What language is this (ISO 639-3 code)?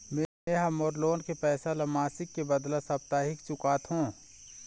hne